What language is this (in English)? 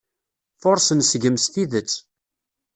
Kabyle